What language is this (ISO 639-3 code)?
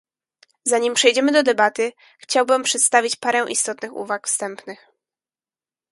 pol